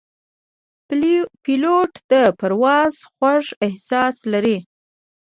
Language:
Pashto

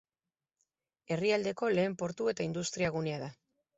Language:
Basque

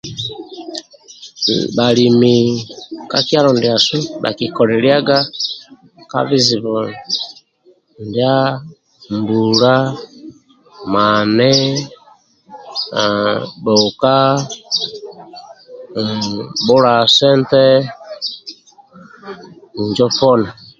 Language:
Amba (Uganda)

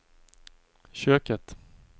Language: Swedish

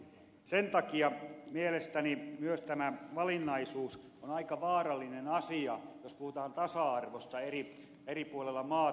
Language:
Finnish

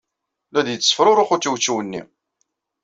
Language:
Kabyle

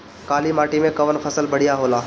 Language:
Bhojpuri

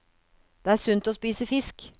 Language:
Norwegian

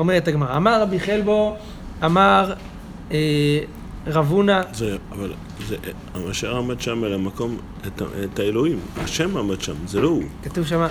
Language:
Hebrew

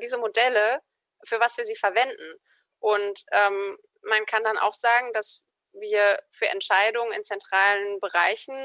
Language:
German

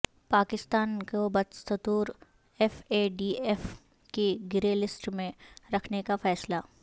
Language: Urdu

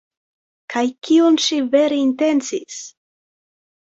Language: Esperanto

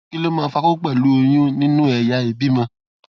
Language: Yoruba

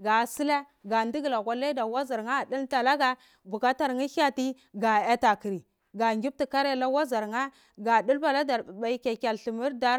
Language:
Cibak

